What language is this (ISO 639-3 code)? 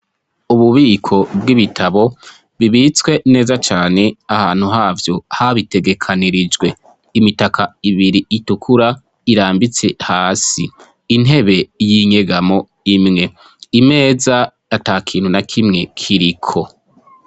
run